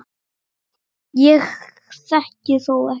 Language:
Icelandic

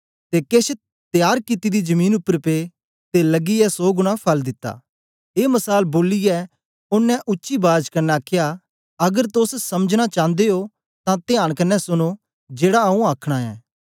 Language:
Dogri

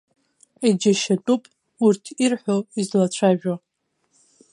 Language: Abkhazian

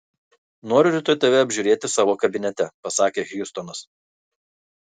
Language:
Lithuanian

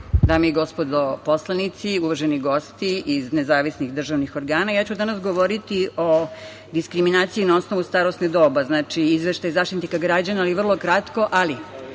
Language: Serbian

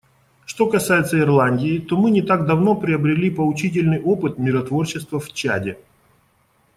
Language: Russian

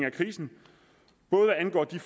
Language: Danish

